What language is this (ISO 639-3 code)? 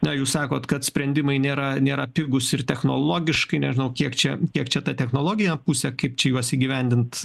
lit